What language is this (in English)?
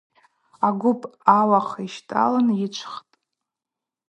Abaza